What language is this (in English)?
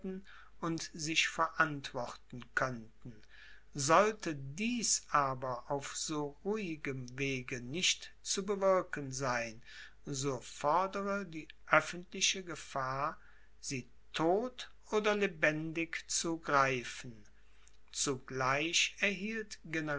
German